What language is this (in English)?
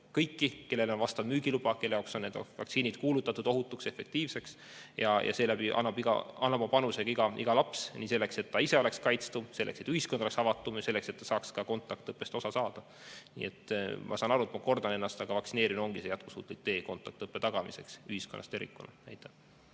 Estonian